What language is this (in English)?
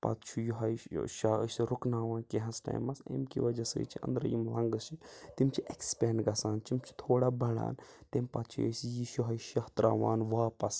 Kashmiri